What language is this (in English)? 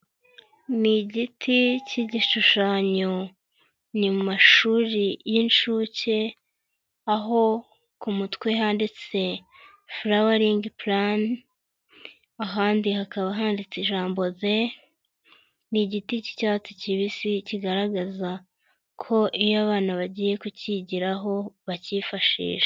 Kinyarwanda